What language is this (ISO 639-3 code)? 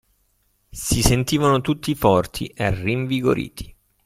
ita